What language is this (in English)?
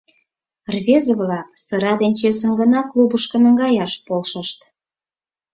Mari